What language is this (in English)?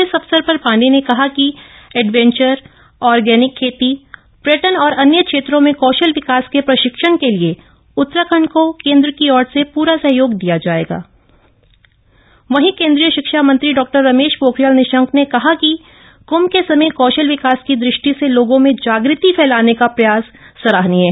Hindi